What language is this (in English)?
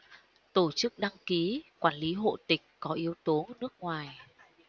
Vietnamese